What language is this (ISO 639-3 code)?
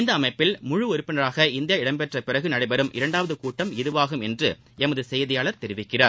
tam